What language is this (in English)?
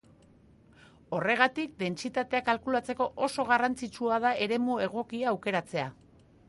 Basque